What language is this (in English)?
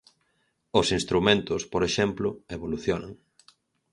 Galician